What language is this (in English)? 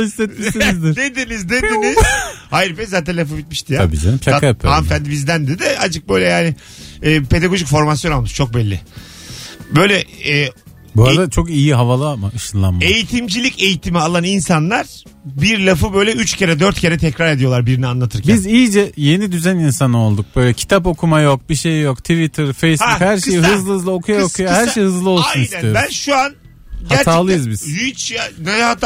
Turkish